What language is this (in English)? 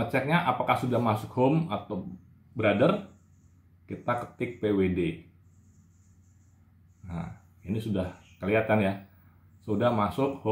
Indonesian